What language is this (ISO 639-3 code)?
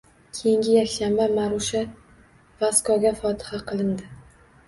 uzb